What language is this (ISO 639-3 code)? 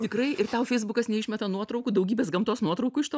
lit